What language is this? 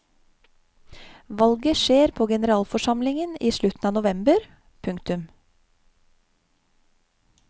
Norwegian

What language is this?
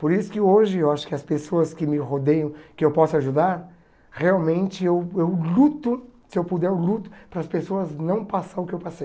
Portuguese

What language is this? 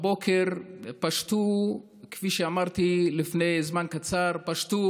Hebrew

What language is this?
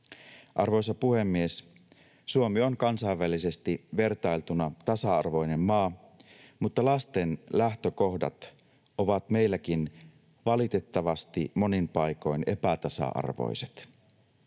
Finnish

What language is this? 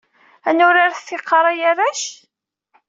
Kabyle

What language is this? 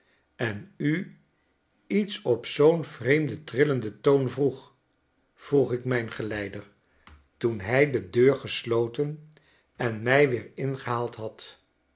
Dutch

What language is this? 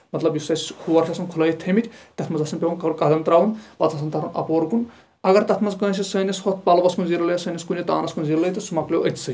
Kashmiri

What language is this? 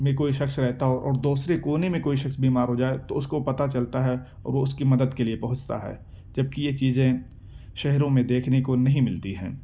Urdu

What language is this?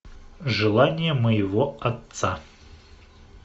Russian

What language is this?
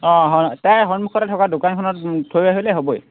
Assamese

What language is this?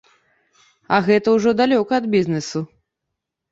Belarusian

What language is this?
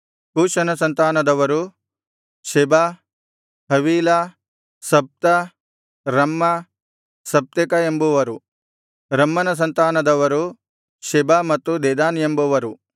Kannada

